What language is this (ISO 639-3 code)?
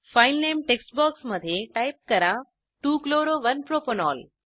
mar